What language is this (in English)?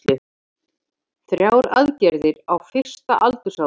Icelandic